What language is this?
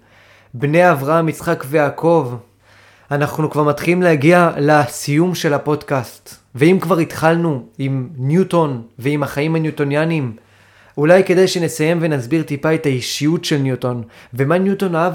Hebrew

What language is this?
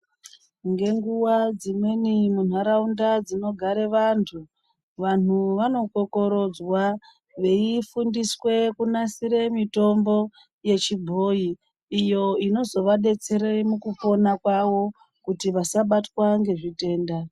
Ndau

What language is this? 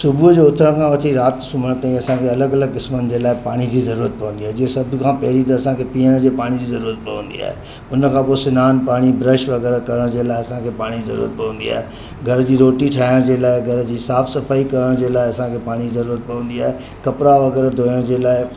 Sindhi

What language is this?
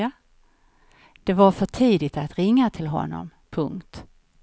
Swedish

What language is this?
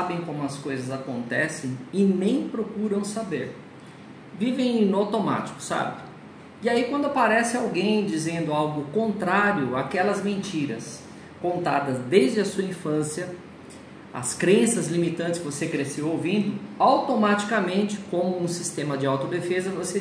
Portuguese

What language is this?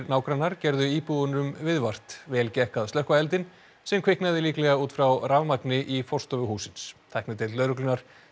Icelandic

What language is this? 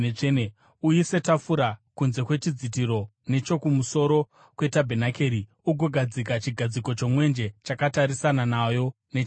Shona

